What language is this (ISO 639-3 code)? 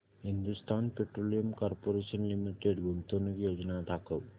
mar